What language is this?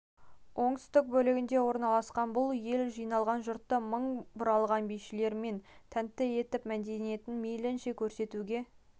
Kazakh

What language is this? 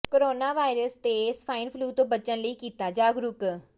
Punjabi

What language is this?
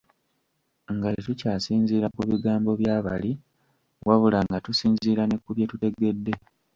Ganda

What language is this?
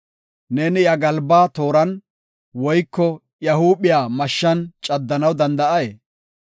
Gofa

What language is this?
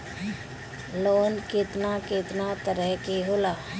Bhojpuri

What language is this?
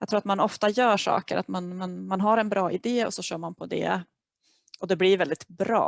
Swedish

